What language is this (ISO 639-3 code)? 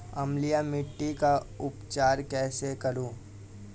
hin